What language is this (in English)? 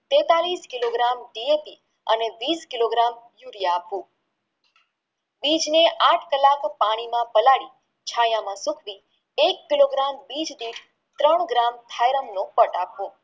Gujarati